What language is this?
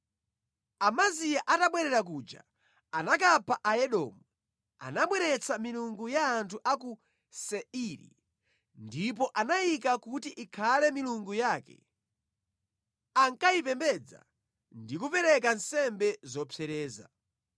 Nyanja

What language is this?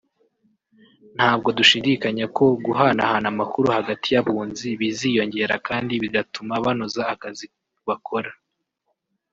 Kinyarwanda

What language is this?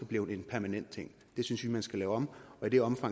Danish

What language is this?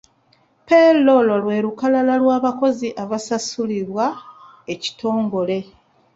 Ganda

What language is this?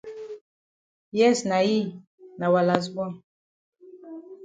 Cameroon Pidgin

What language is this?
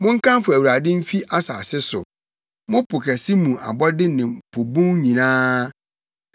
Akan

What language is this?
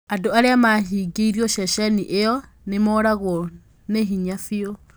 Kikuyu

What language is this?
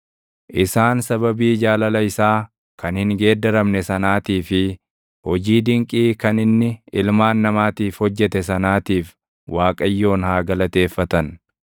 Oromo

